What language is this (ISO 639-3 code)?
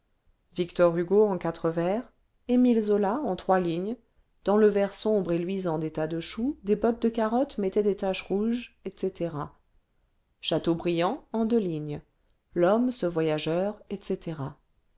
fra